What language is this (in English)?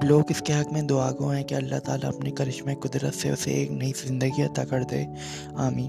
Urdu